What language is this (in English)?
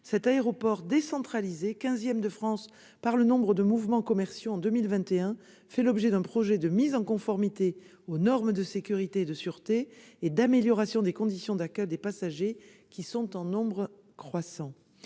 French